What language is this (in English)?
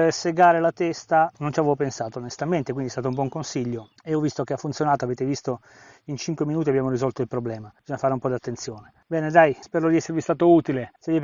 Italian